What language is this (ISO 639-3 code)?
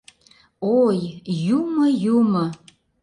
chm